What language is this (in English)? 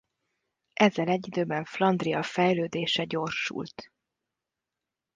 Hungarian